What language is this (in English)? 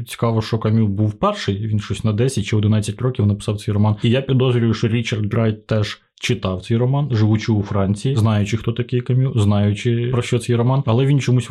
Ukrainian